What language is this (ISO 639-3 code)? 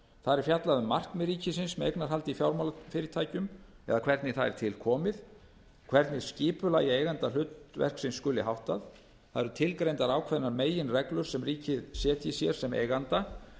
isl